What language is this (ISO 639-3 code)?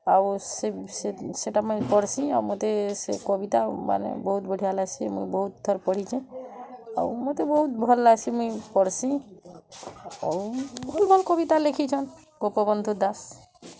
ori